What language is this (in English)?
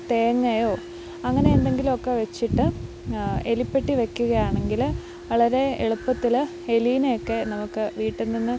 Malayalam